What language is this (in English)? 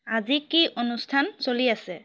Assamese